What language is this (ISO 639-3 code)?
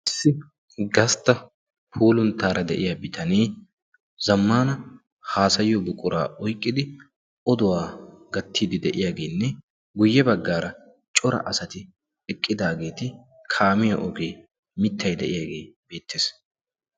wal